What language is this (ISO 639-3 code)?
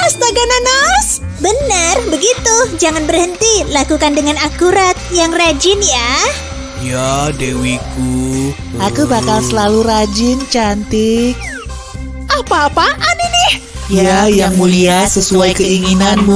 ind